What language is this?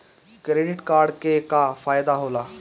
Bhojpuri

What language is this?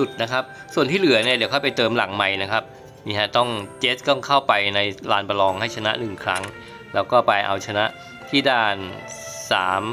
Thai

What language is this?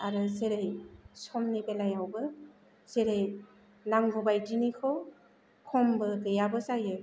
Bodo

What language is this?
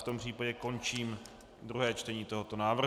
Czech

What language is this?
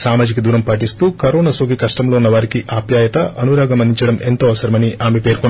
Telugu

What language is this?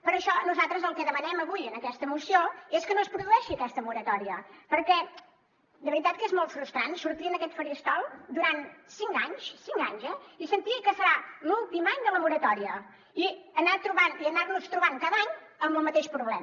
Catalan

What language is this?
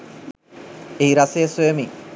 Sinhala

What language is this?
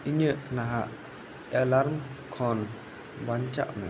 Santali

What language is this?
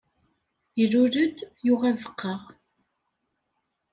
Kabyle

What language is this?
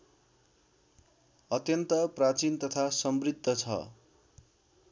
Nepali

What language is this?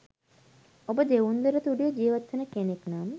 Sinhala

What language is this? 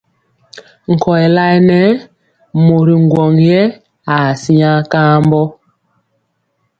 Mpiemo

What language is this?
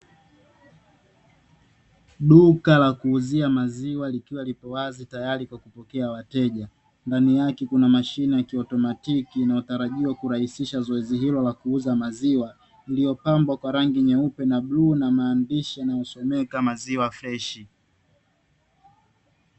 Swahili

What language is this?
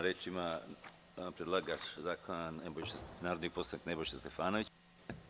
Serbian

